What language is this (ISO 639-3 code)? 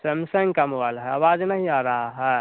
hin